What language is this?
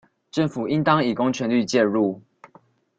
Chinese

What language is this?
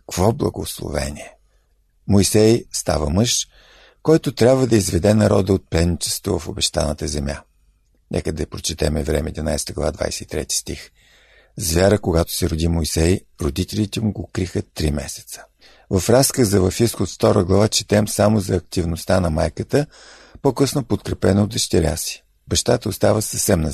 Bulgarian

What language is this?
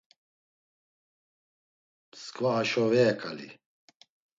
Laz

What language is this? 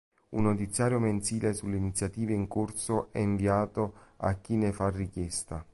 Italian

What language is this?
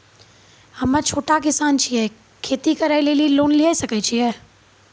Maithili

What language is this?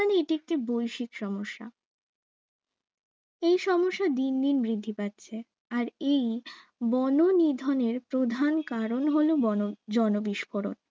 Bangla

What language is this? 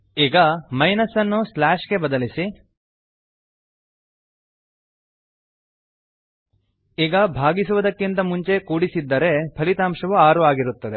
Kannada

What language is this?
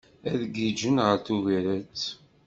Kabyle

